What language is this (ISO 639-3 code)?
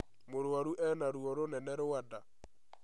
kik